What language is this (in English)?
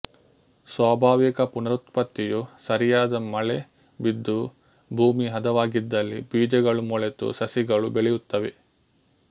Kannada